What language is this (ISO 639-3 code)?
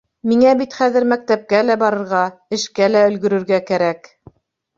bak